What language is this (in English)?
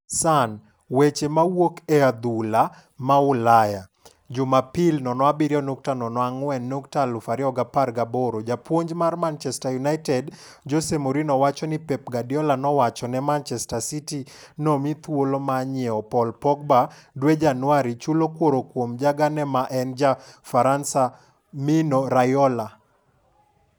Luo (Kenya and Tanzania)